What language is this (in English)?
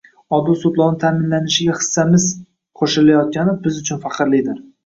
Uzbek